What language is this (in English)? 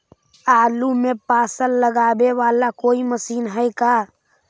Magahi